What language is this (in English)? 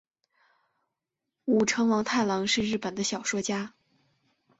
Chinese